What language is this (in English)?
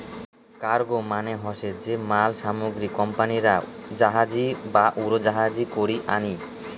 Bangla